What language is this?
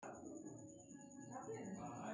Maithili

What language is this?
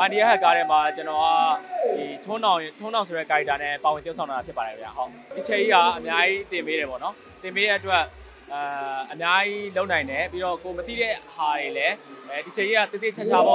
Thai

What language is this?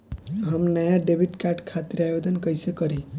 Bhojpuri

